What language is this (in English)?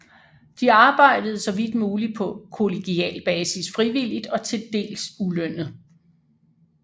Danish